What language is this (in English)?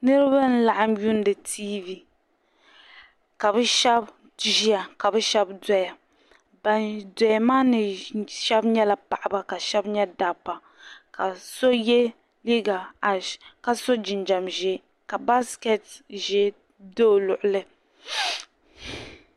Dagbani